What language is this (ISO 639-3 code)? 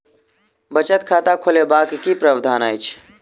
mai